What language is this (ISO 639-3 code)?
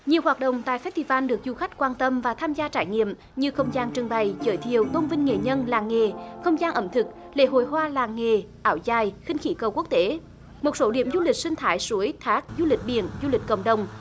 vie